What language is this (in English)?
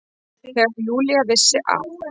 Icelandic